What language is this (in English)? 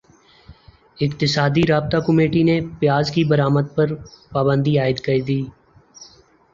Urdu